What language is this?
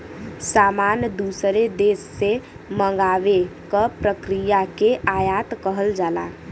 Bhojpuri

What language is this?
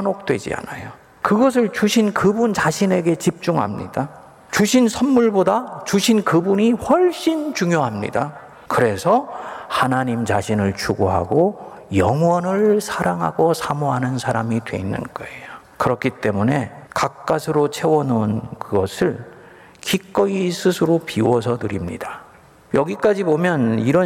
Korean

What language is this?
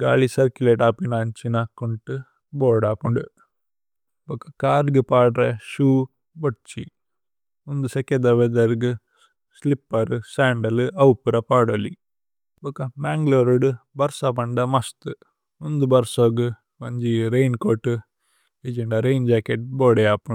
Tulu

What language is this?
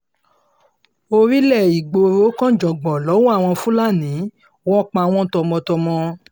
Yoruba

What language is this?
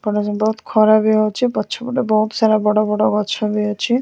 Odia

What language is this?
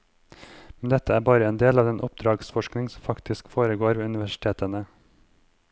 Norwegian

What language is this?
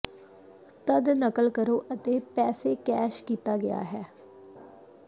Punjabi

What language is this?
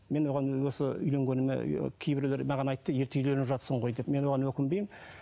Kazakh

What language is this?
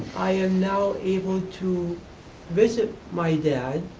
English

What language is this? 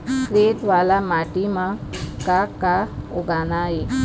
Chhattisgarhi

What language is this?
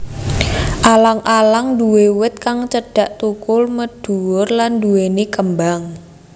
Javanese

